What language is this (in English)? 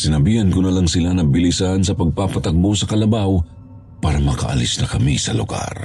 Filipino